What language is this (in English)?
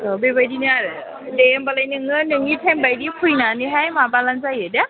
Bodo